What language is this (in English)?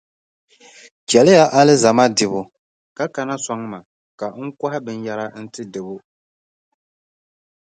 Dagbani